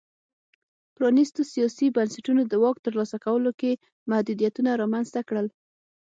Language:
Pashto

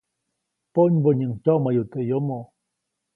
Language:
Copainalá Zoque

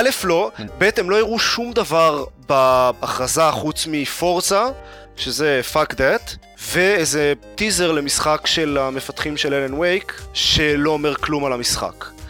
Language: Hebrew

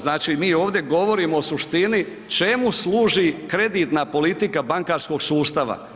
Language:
Croatian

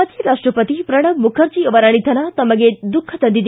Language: Kannada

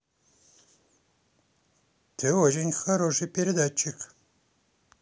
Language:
Russian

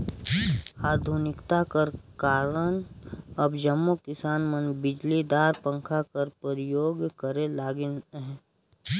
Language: Chhattisgarhi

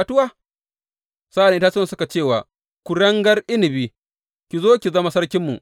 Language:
Hausa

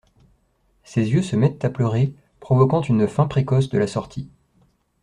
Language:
French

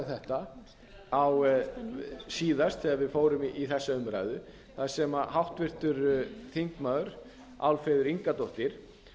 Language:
Icelandic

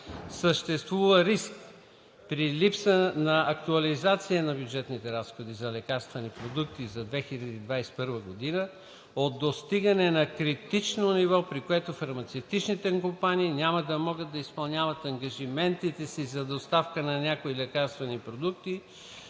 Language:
Bulgarian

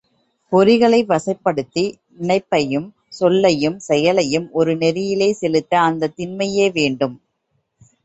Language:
Tamil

